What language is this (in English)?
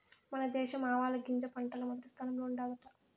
Telugu